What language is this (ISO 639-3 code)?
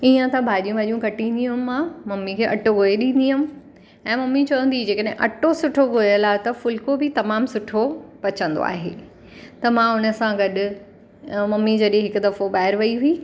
snd